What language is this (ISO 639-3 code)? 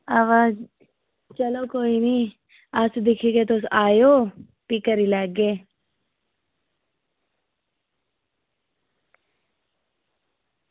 doi